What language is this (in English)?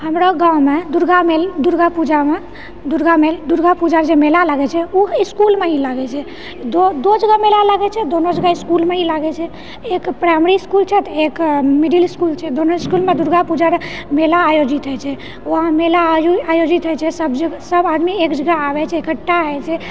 Maithili